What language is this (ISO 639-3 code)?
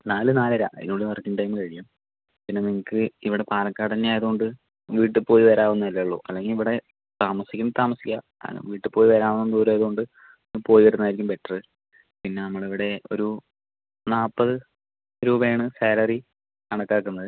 mal